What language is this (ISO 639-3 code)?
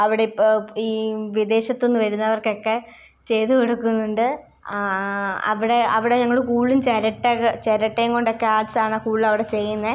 mal